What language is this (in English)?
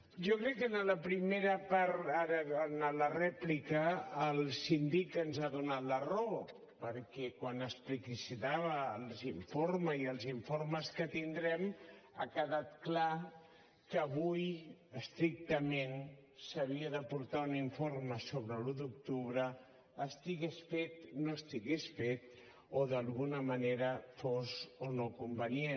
Catalan